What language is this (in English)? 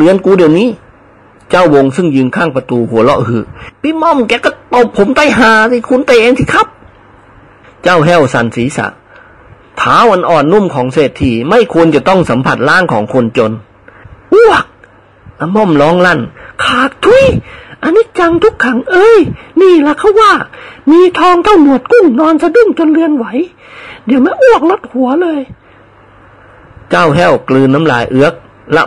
Thai